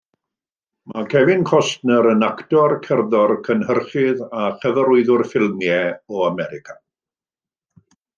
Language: Welsh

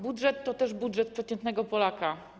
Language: Polish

